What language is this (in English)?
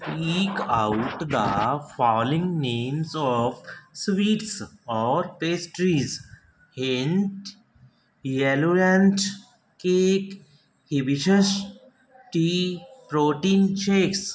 Punjabi